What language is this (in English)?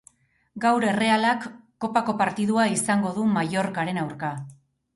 Basque